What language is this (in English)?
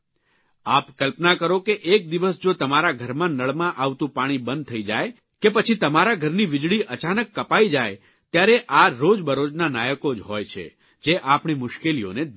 Gujarati